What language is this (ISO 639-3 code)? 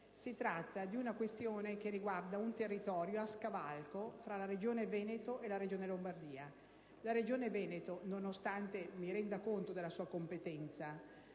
ita